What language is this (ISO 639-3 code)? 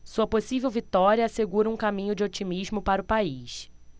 por